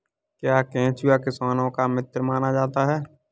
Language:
Hindi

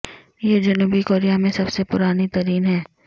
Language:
Urdu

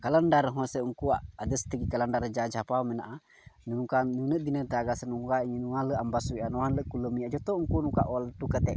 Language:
Santali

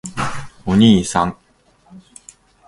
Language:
Japanese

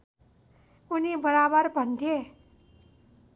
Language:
Nepali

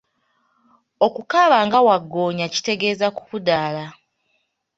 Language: Ganda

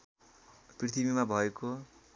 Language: Nepali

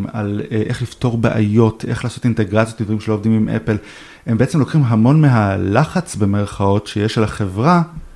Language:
Hebrew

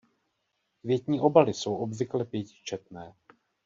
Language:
Czech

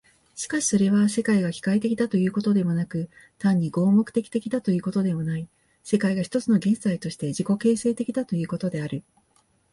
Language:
Japanese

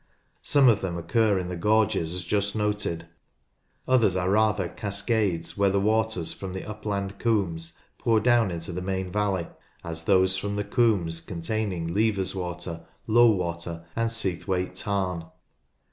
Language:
English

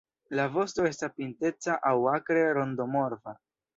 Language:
Esperanto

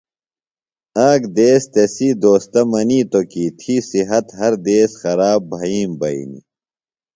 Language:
Phalura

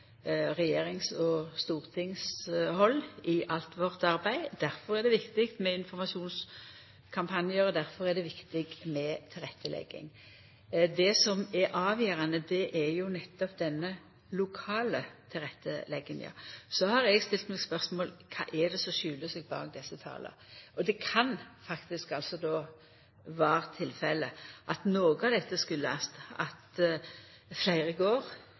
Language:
Norwegian Nynorsk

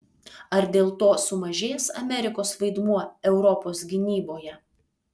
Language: Lithuanian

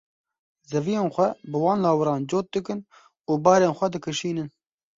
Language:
Kurdish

